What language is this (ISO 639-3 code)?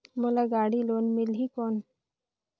hne